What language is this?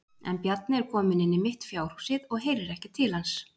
Icelandic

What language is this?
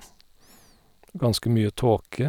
Norwegian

